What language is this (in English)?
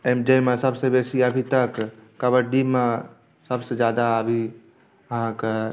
Maithili